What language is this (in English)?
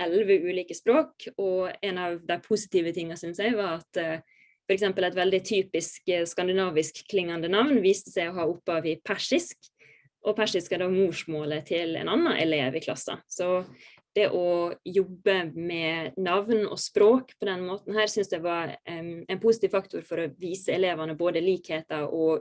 Norwegian